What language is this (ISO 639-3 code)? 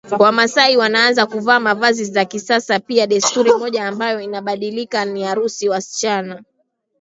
swa